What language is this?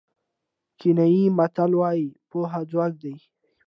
Pashto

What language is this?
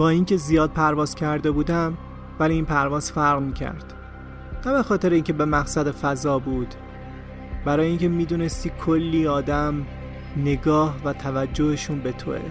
Persian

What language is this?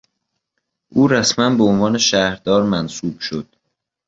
Persian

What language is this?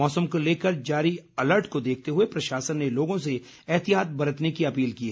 Hindi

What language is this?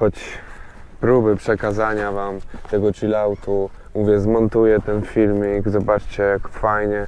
Polish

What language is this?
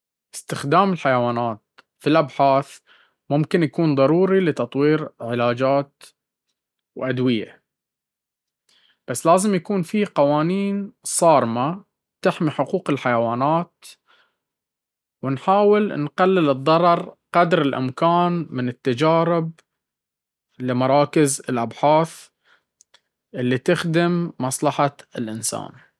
Baharna Arabic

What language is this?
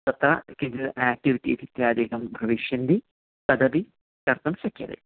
Sanskrit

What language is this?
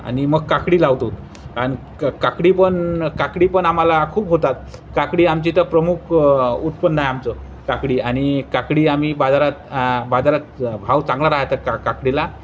Marathi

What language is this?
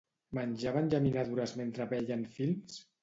Catalan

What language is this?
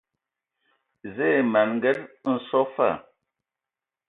Ewondo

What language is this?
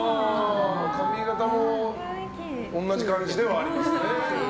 Japanese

